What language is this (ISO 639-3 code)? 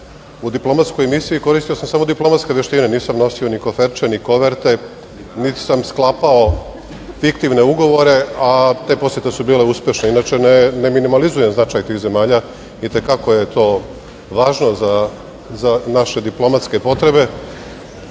srp